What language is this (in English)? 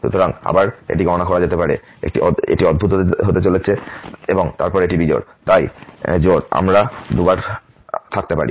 Bangla